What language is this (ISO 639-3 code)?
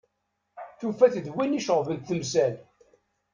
kab